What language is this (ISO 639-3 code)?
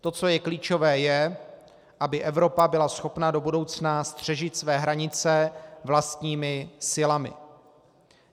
ces